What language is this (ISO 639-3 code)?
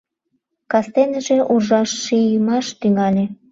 chm